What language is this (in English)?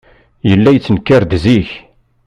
Kabyle